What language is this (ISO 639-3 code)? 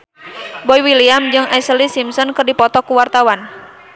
sun